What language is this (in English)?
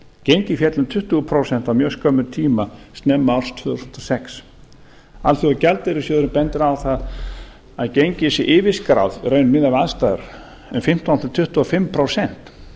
Icelandic